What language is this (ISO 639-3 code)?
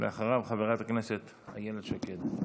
heb